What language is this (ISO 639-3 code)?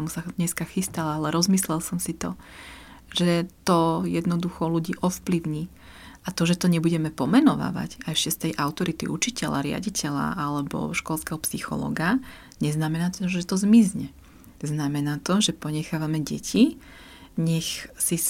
slk